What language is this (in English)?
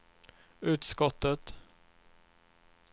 Swedish